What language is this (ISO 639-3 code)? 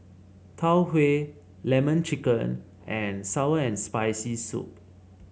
eng